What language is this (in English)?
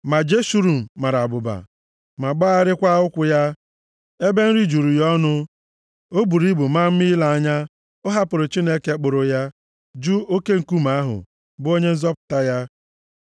Igbo